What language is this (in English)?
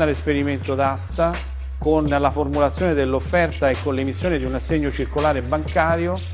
Italian